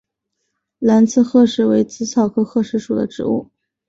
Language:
Chinese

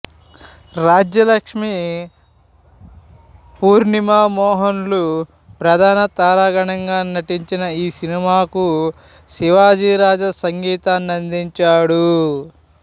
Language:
Telugu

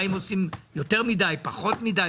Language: Hebrew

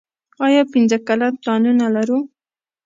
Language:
Pashto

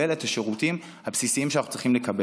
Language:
Hebrew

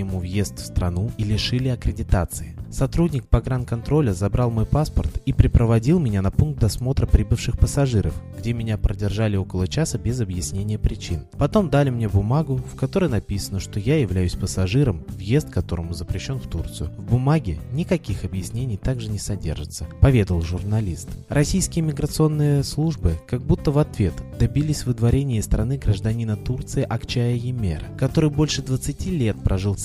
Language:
Russian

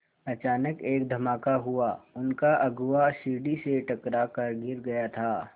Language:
Hindi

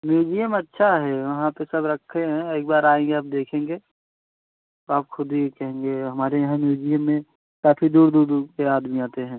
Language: Hindi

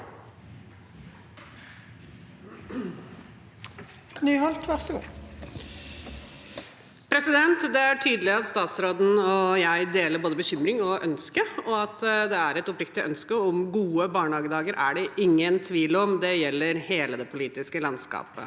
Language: Norwegian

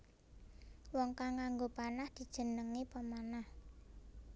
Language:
Javanese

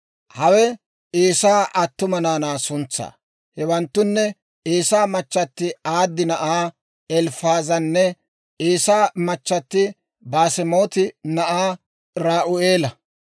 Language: Dawro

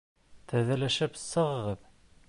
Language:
Bashkir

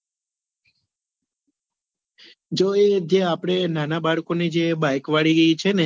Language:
Gujarati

